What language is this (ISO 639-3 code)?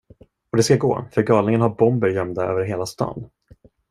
swe